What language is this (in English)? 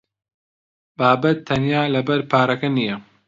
Central Kurdish